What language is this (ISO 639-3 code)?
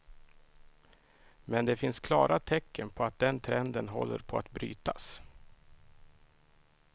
swe